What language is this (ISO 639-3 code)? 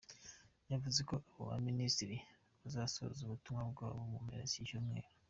kin